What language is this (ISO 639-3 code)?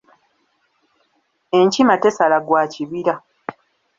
lug